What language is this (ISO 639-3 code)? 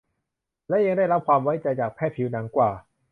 tha